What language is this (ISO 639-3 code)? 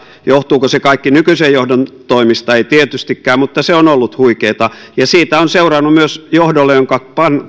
fin